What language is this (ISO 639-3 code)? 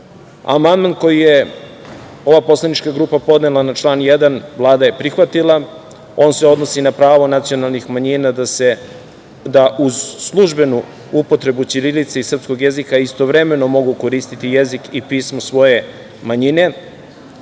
srp